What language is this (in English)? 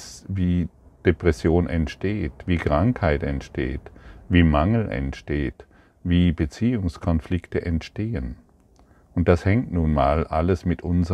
German